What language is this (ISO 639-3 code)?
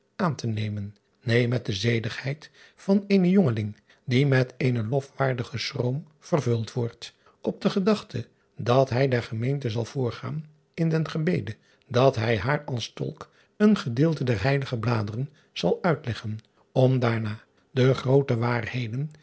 nld